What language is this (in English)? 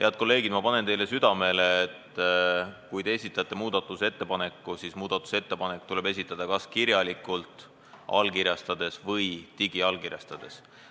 Estonian